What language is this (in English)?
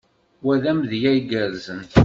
Kabyle